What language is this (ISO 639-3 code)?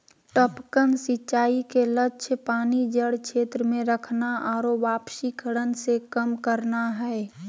mag